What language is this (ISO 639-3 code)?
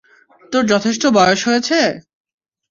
ben